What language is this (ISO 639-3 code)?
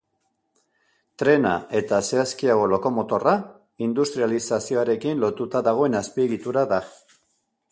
eus